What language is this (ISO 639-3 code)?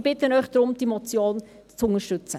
gsw